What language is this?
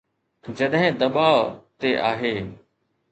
Sindhi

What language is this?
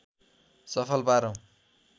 Nepali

